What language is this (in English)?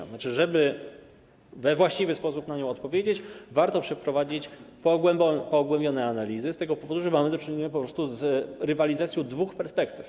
Polish